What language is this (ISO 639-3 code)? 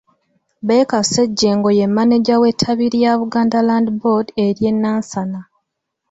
lug